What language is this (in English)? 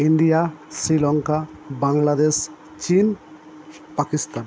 Bangla